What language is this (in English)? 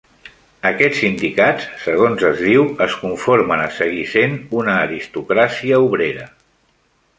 Catalan